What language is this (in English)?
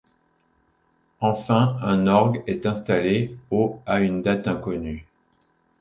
French